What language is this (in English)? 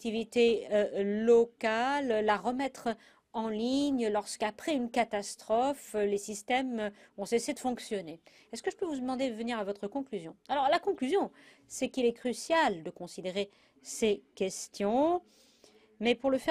French